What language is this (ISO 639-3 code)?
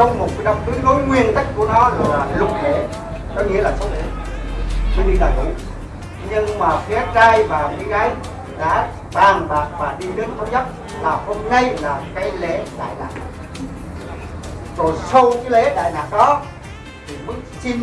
vie